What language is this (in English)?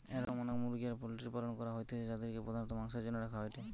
Bangla